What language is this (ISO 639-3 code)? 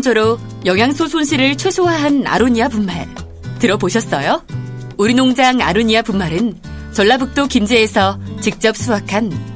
kor